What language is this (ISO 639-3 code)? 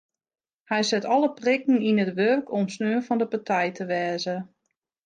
fry